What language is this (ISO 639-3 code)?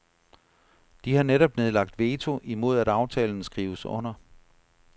dan